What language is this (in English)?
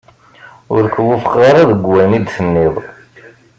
Kabyle